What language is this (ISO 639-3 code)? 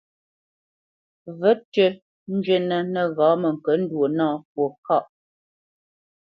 bce